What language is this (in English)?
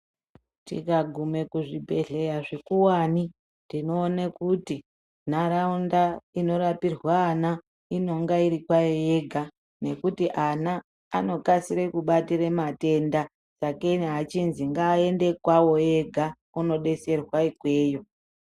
Ndau